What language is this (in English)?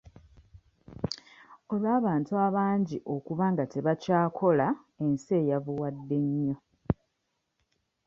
Ganda